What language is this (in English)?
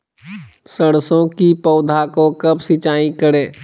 Magahi